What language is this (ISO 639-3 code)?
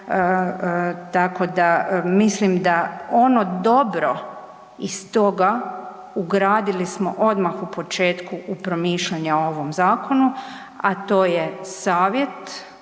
hrv